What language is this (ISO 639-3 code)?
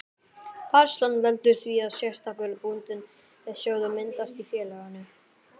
isl